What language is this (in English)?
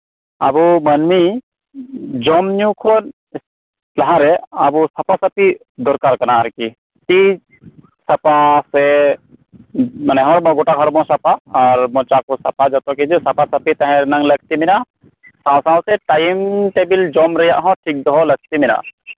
Santali